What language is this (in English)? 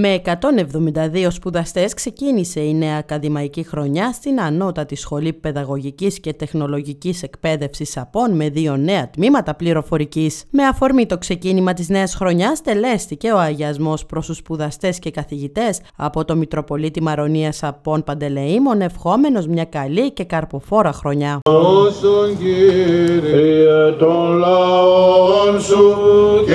Greek